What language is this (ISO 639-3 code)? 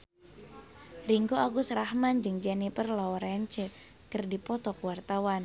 sun